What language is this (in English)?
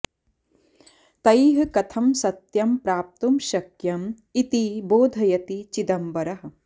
Sanskrit